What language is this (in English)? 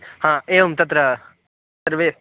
Sanskrit